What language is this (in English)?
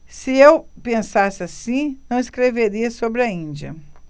Portuguese